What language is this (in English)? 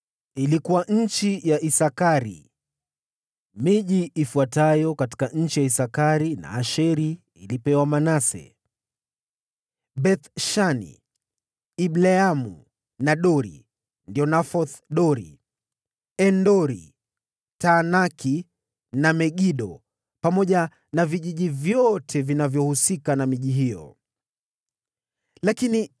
Swahili